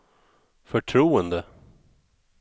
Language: Swedish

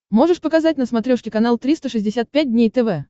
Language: Russian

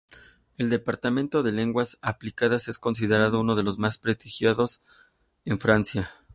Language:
Spanish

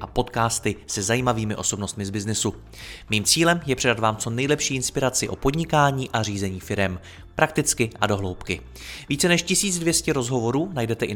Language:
Czech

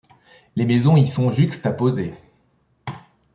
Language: French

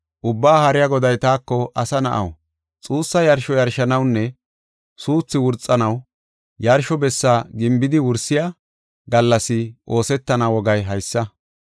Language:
Gofa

